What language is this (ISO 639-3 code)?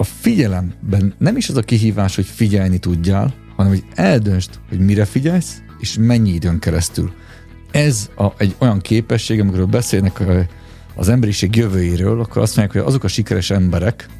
hun